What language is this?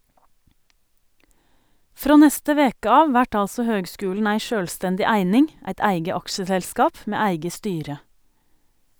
Norwegian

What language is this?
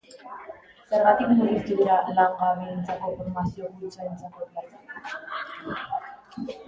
Basque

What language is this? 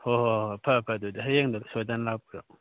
Manipuri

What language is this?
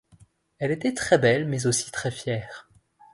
French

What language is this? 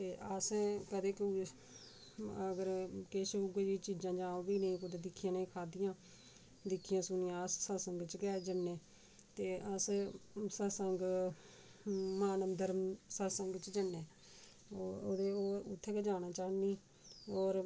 Dogri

